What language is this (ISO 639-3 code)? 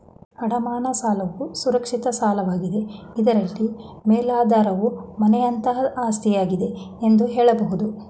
kan